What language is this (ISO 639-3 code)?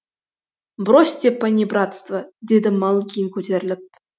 kaz